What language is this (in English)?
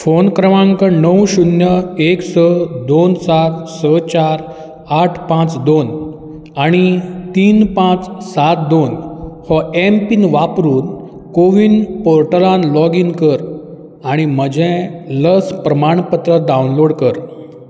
Konkani